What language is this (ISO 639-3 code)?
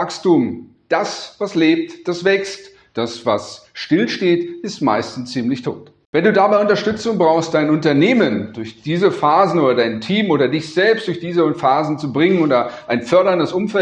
deu